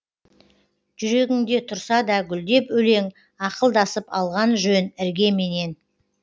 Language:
Kazakh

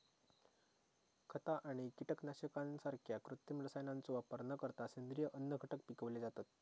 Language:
Marathi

